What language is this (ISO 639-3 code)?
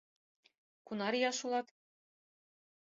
chm